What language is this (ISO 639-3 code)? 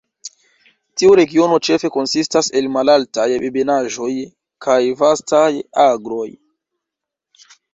epo